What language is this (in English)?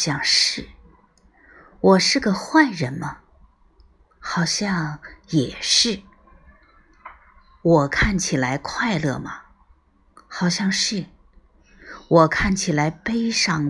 Chinese